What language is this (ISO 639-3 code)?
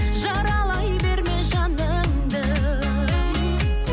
kaz